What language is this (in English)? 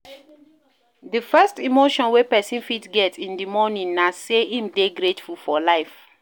Nigerian Pidgin